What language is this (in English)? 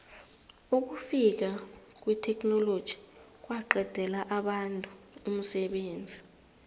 South Ndebele